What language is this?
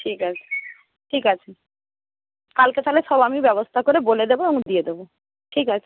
Bangla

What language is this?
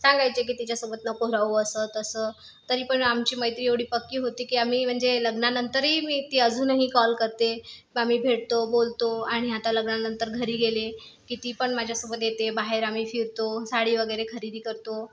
Marathi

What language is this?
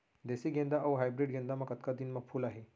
Chhattisgarhi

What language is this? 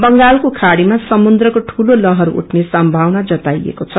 Nepali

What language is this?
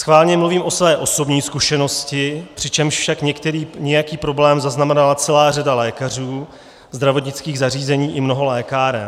Czech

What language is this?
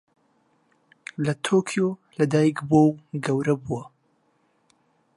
Central Kurdish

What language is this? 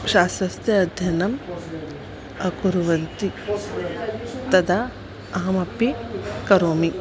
Sanskrit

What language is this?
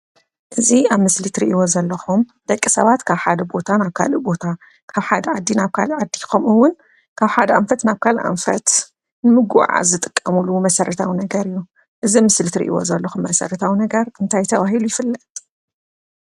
Tigrinya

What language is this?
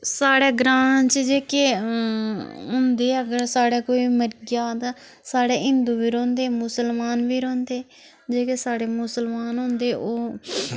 Dogri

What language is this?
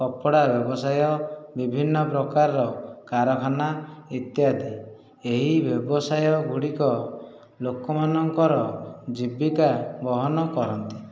Odia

